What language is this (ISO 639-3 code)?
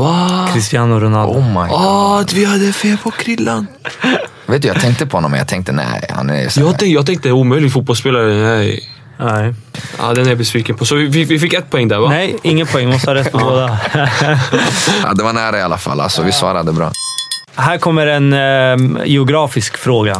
swe